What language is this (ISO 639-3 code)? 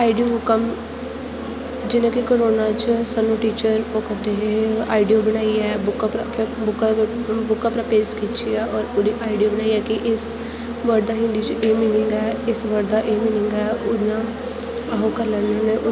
doi